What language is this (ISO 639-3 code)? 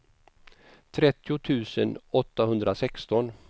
swe